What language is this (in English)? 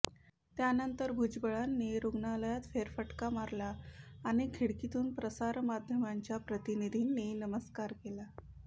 Marathi